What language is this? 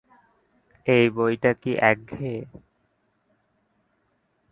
Bangla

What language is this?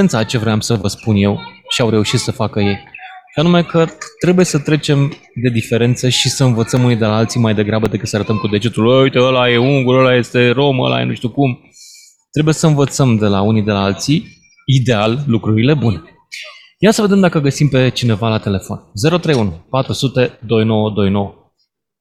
Romanian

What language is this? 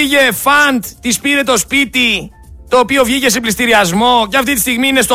Greek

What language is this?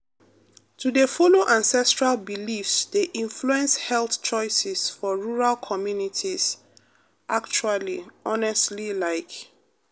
Nigerian Pidgin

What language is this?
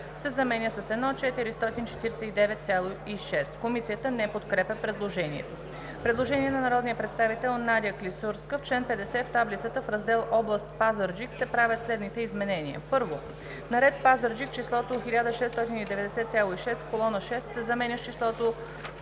Bulgarian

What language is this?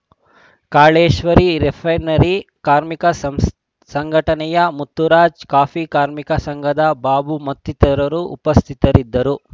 Kannada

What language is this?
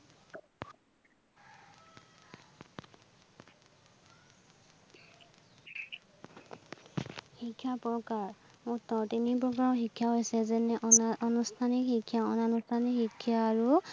Assamese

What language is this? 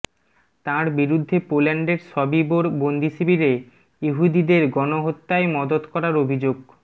Bangla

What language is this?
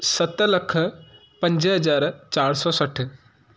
Sindhi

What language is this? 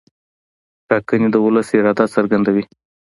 Pashto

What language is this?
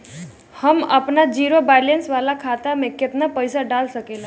Bhojpuri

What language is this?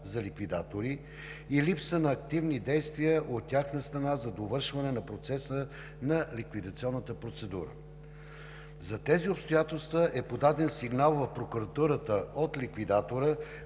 Bulgarian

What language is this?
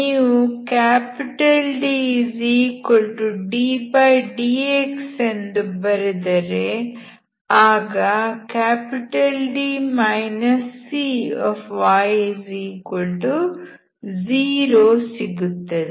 Kannada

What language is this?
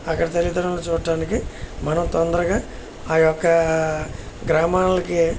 Telugu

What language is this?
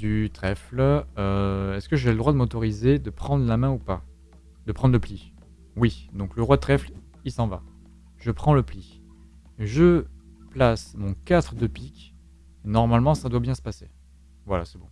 French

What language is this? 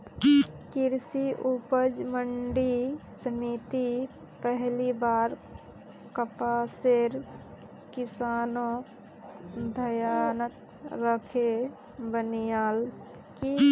Magahi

